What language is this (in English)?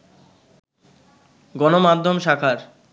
Bangla